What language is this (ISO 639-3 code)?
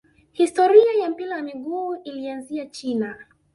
swa